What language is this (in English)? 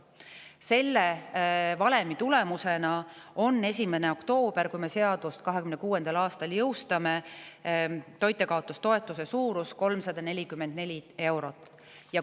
Estonian